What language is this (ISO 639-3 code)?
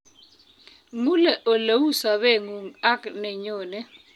kln